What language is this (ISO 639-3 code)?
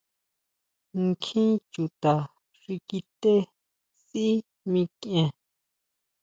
mau